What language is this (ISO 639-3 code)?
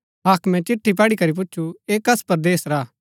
gbk